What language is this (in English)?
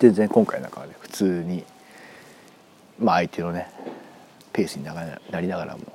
Japanese